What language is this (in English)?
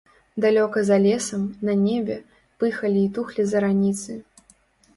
Belarusian